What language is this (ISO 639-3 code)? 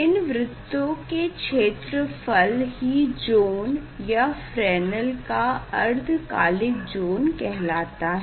hin